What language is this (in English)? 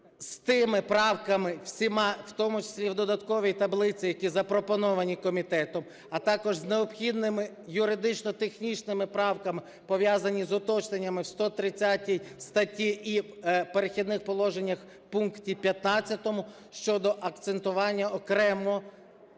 Ukrainian